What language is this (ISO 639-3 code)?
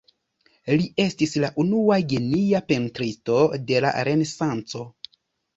epo